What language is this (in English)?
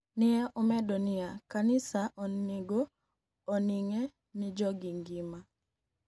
Luo (Kenya and Tanzania)